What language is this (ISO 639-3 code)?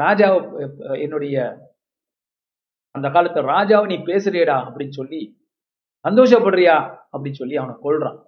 tam